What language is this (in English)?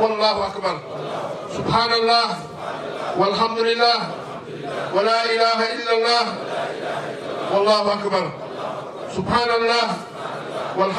Arabic